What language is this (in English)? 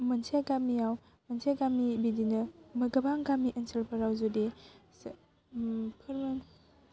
Bodo